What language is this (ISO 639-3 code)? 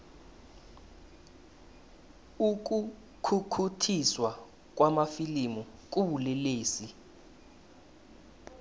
nbl